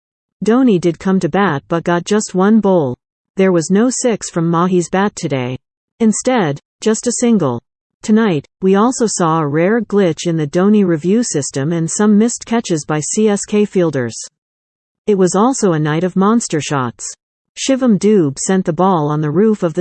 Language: English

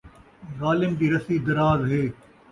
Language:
Saraiki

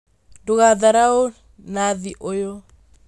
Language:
Kikuyu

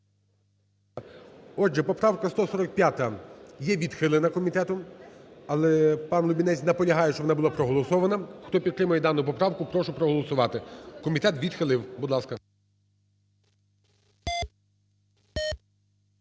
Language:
Ukrainian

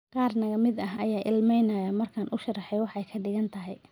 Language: Somali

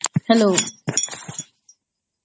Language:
Odia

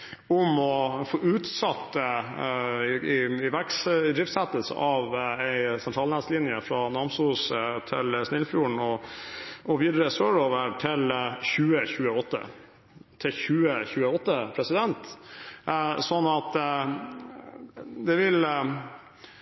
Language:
Norwegian Bokmål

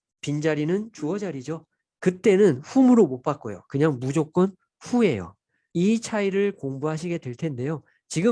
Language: Korean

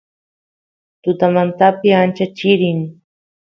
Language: Santiago del Estero Quichua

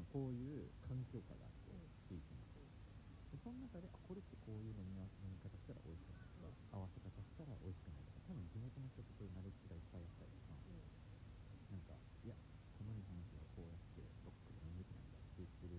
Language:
Japanese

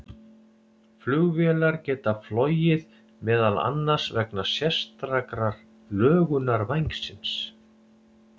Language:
Icelandic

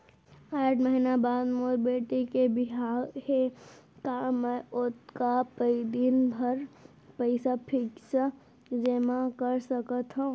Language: Chhattisgarhi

